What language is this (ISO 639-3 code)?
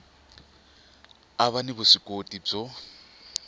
tso